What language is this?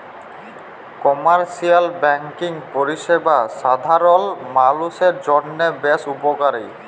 Bangla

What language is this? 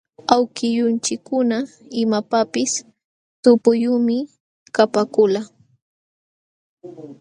Jauja Wanca Quechua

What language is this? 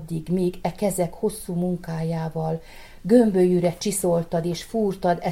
Hungarian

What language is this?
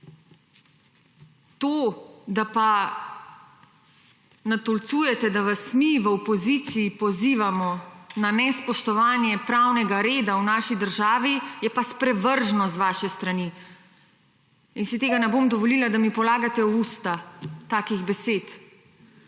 Slovenian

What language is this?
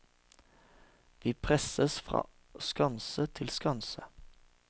Norwegian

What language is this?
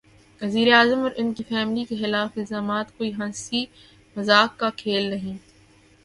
Urdu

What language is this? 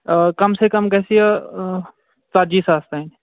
Kashmiri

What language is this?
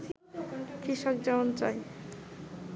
Bangla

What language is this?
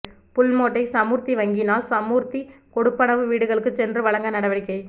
Tamil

